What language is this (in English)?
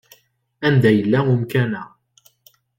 Kabyle